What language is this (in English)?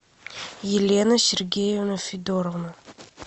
Russian